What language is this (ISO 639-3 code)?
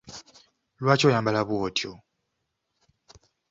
lug